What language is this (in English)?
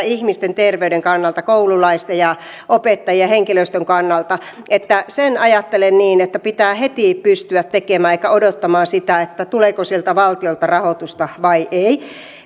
Finnish